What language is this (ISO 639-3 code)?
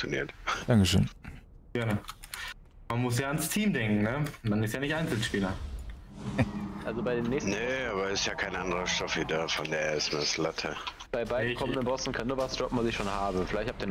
deu